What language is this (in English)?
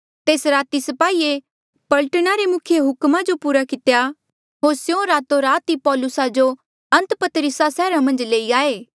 Mandeali